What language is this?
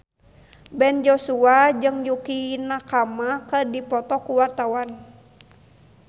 Sundanese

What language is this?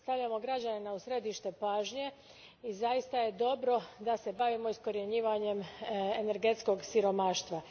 Croatian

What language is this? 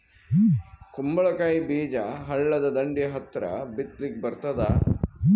Kannada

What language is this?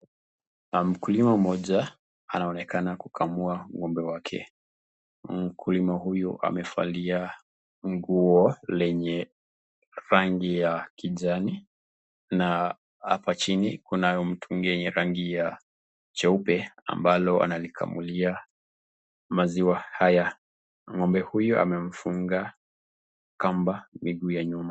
Swahili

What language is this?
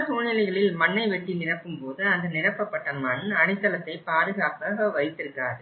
Tamil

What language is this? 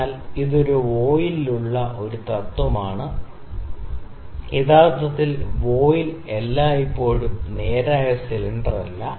Malayalam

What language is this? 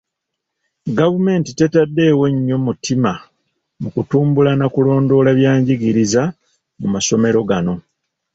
Ganda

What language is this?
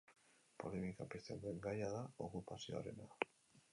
Basque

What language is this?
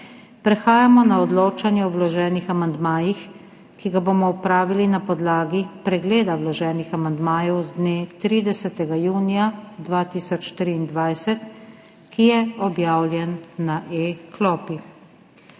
Slovenian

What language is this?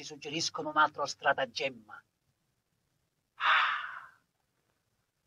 Italian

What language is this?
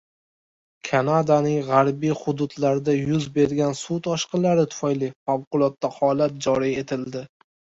Uzbek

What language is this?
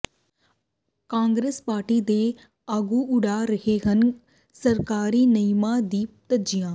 Punjabi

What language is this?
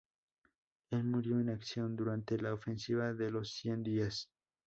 Spanish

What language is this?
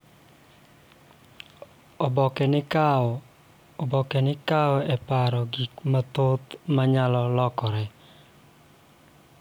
Luo (Kenya and Tanzania)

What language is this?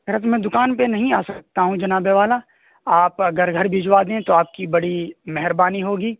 Urdu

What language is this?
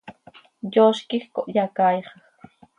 Seri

